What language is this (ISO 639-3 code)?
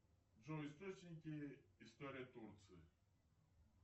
rus